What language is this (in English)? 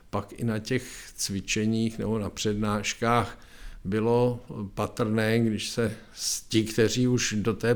Czech